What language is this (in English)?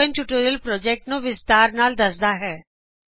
Punjabi